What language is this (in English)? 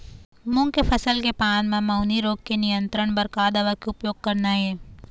Chhattisgarhi